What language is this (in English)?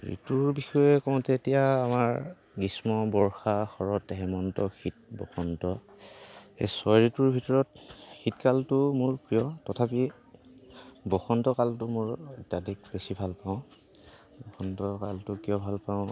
Assamese